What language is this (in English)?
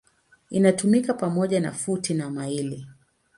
Swahili